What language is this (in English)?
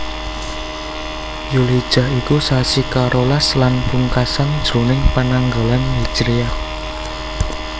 Javanese